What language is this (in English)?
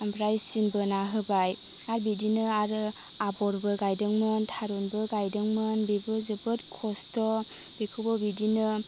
Bodo